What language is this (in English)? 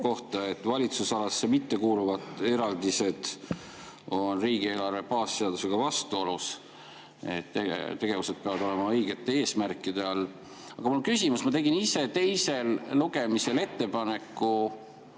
Estonian